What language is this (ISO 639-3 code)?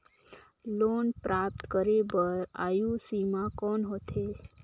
hne